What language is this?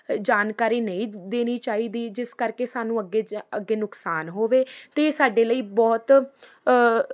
Punjabi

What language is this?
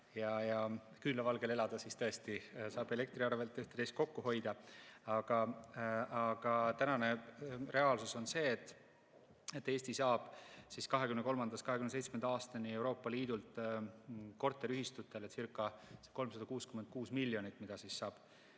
Estonian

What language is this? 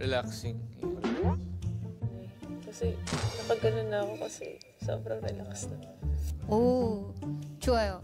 Korean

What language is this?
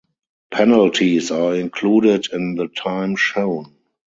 English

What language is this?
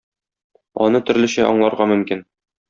Tatar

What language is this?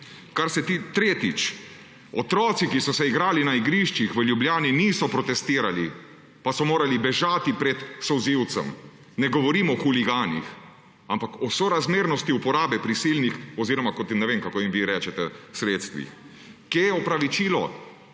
Slovenian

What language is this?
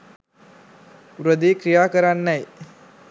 Sinhala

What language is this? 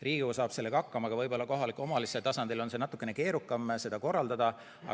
Estonian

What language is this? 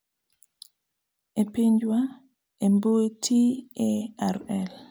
Luo (Kenya and Tanzania)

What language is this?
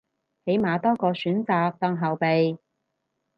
Cantonese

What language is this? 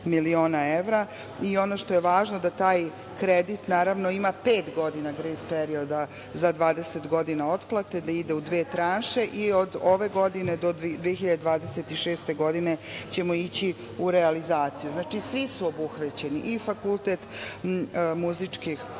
Serbian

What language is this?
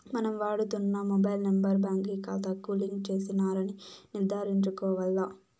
Telugu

